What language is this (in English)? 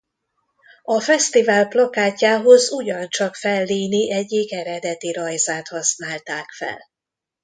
Hungarian